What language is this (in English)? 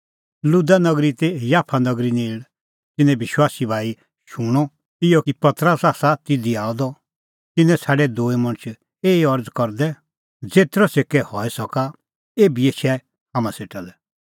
Kullu Pahari